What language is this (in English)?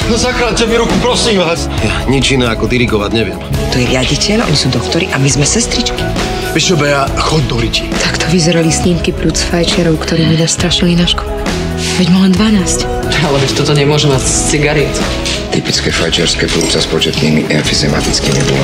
Czech